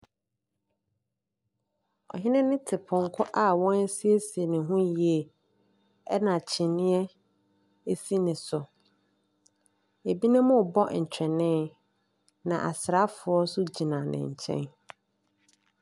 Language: Akan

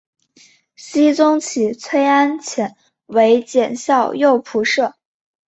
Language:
Chinese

